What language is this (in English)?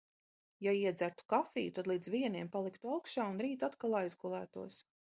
Latvian